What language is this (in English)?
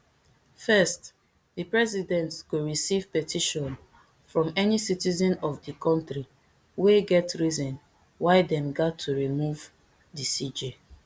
Nigerian Pidgin